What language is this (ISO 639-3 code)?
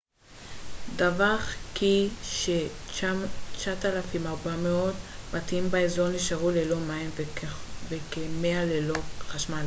heb